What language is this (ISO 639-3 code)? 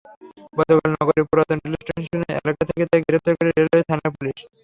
ben